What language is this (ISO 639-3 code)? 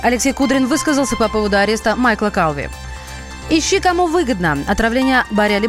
rus